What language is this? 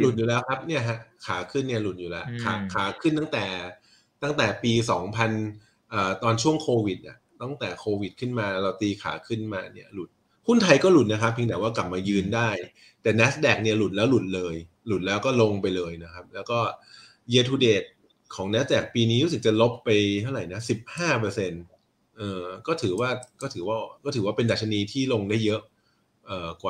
Thai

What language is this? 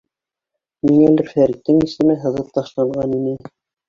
Bashkir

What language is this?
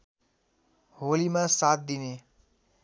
Nepali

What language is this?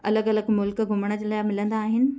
Sindhi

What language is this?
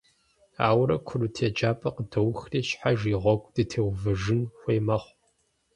Kabardian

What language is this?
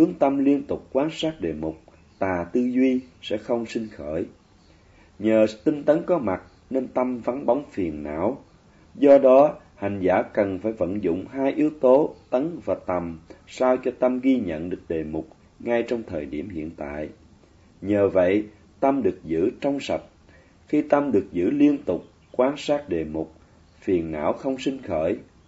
Vietnamese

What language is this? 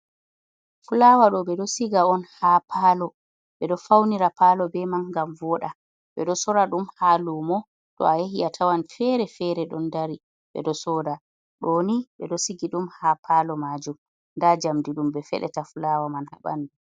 Fula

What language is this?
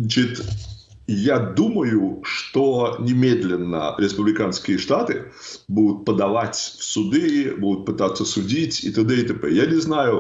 Russian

